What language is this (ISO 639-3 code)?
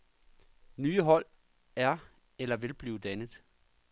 dan